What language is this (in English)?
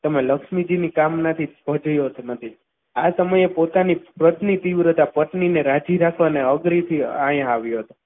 Gujarati